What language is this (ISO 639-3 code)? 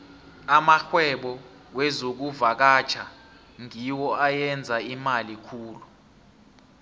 nbl